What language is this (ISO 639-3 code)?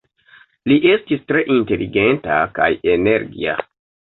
epo